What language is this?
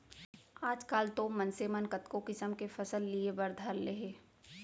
Chhattisgarhi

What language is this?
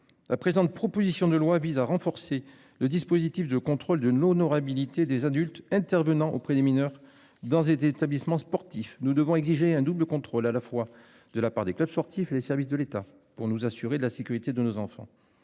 French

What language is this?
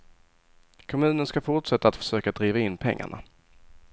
Swedish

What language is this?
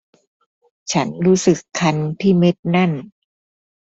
Thai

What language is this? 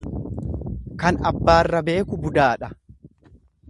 Oromo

